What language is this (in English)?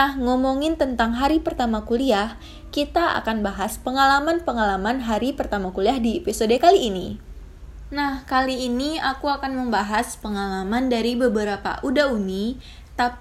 Indonesian